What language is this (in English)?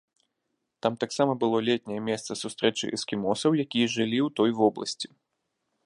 Belarusian